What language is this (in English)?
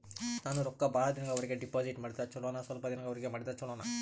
Kannada